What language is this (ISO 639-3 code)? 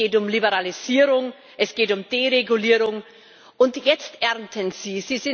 deu